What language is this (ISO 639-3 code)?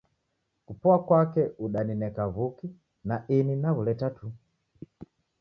dav